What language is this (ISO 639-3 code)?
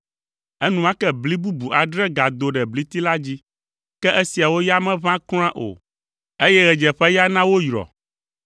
ewe